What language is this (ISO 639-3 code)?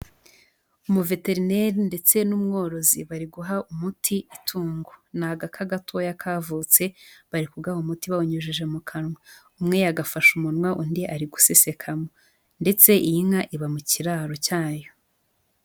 kin